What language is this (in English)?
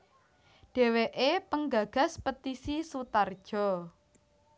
Javanese